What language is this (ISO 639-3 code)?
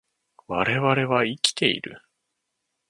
jpn